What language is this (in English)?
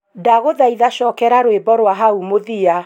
Kikuyu